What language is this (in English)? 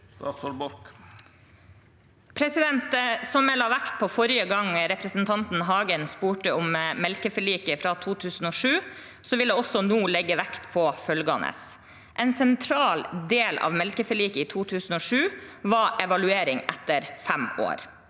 Norwegian